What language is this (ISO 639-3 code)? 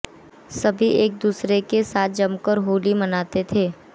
hin